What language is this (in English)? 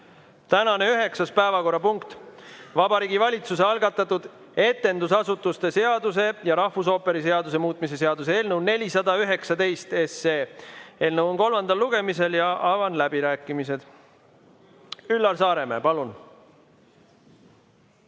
Estonian